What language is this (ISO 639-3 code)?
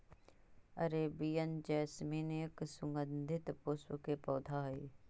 mag